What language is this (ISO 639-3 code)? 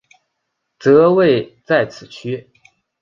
zho